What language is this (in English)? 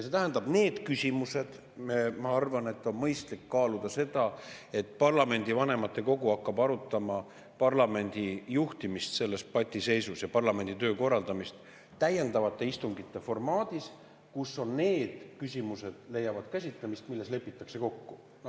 Estonian